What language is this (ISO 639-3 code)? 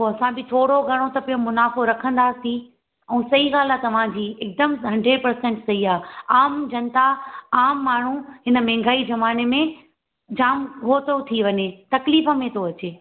snd